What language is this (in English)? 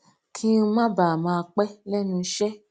Yoruba